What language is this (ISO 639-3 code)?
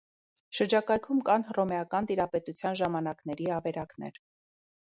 hye